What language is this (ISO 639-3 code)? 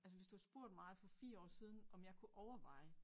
dan